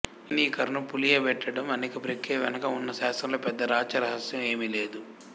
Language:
Telugu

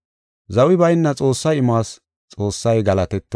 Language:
Gofa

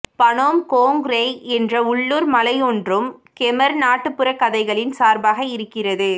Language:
Tamil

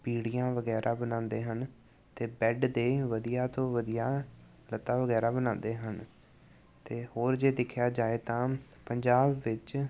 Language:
Punjabi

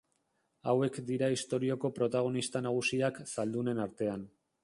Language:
Basque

